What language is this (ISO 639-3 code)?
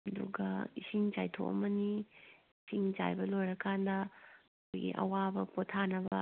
mni